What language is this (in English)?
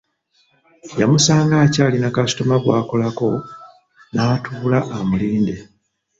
Ganda